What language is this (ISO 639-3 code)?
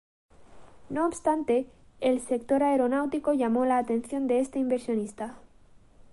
spa